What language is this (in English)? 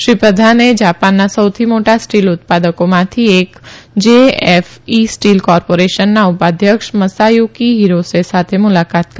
Gujarati